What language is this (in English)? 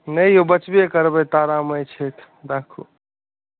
Maithili